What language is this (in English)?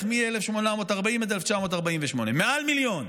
Hebrew